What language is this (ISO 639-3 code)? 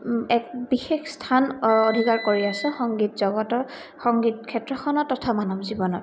asm